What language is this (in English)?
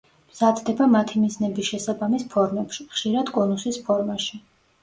Georgian